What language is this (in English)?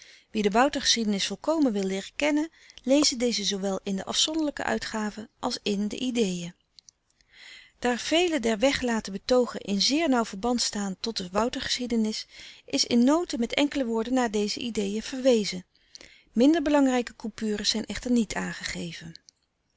Dutch